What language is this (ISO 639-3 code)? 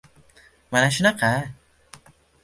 uzb